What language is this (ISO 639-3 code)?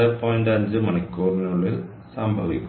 mal